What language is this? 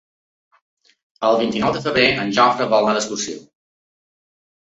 Catalan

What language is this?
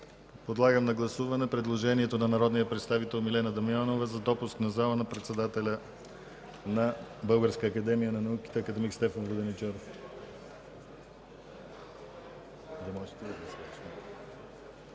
Bulgarian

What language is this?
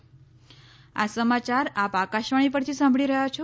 Gujarati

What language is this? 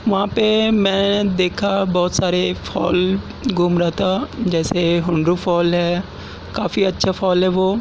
Urdu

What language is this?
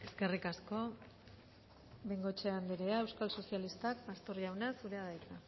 Basque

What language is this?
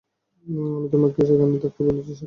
Bangla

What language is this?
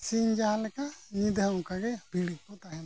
Santali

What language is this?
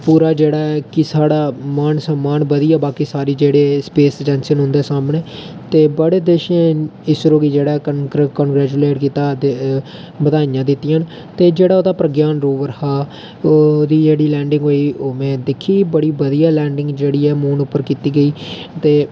Dogri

